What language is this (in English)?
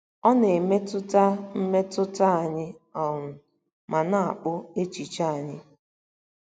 Igbo